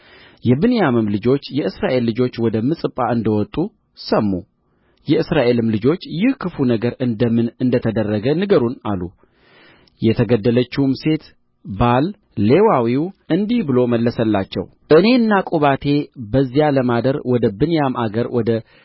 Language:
Amharic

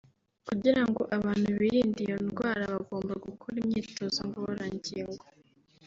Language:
Kinyarwanda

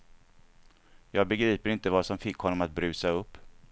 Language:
Swedish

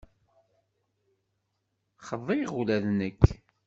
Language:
Kabyle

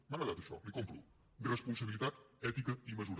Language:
Catalan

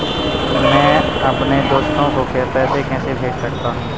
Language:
Hindi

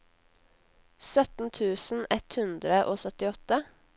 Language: Norwegian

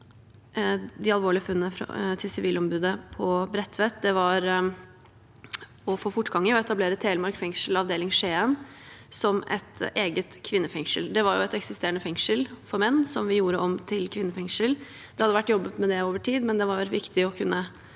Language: Norwegian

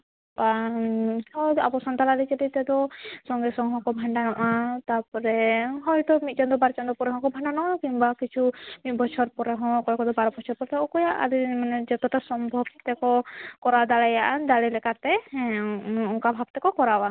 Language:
Santali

